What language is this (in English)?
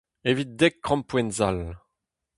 Breton